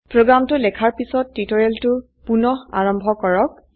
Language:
Assamese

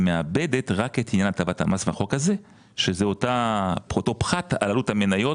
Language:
Hebrew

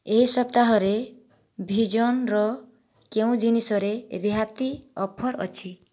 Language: Odia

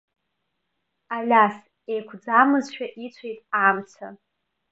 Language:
Abkhazian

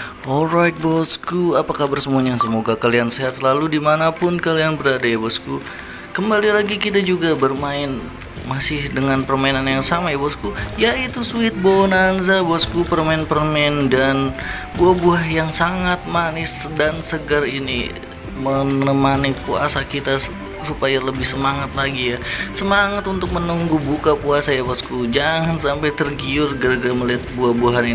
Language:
Indonesian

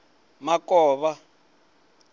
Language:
Venda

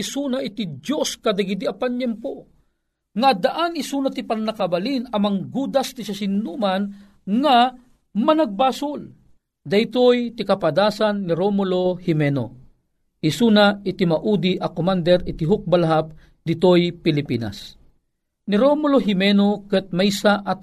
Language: Filipino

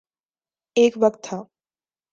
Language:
Urdu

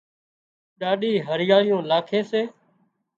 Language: Wadiyara Koli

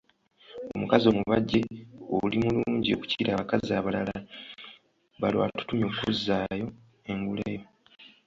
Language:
Ganda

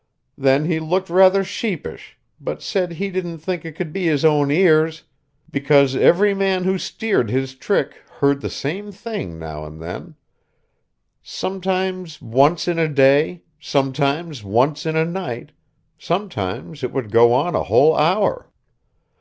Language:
English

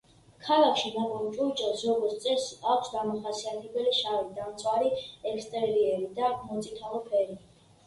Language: Georgian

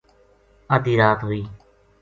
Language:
Gujari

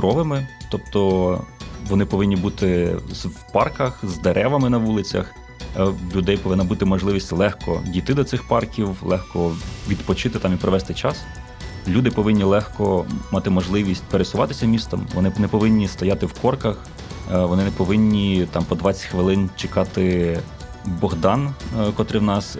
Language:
Ukrainian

